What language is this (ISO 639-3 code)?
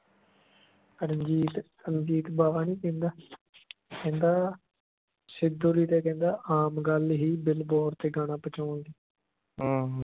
pan